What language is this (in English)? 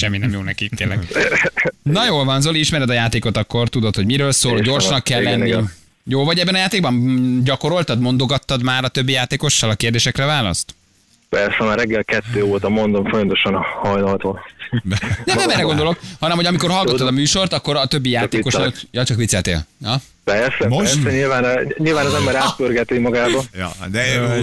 Hungarian